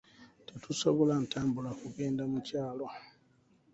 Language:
Ganda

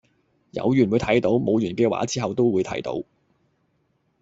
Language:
Cantonese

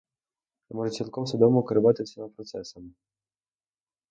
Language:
Ukrainian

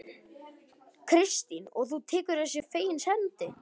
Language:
Icelandic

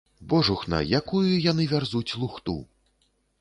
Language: Belarusian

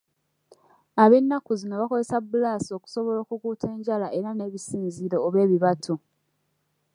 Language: Ganda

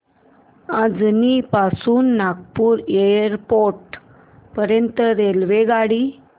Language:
Marathi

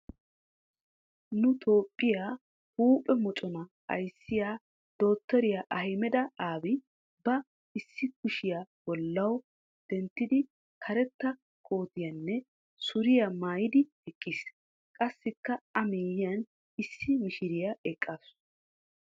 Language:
Wolaytta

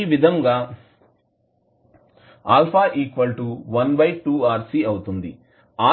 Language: Telugu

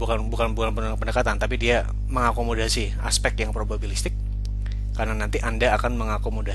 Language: Indonesian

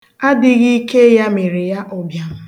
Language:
Igbo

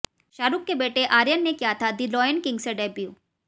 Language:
Hindi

